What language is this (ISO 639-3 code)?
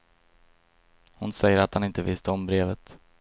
swe